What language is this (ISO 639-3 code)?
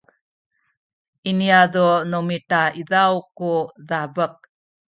szy